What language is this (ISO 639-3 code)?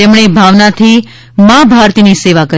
guj